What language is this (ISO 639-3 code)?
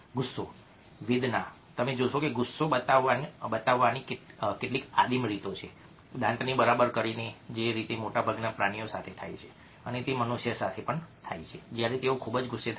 guj